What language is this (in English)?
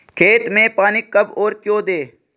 Hindi